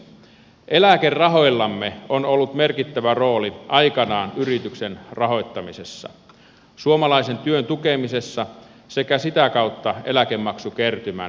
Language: Finnish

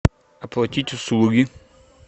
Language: Russian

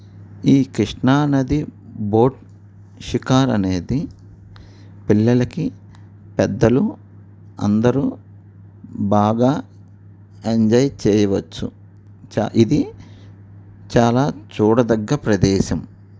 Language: Telugu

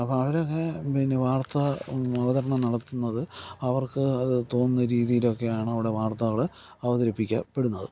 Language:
Malayalam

